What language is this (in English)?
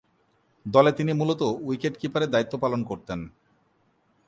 Bangla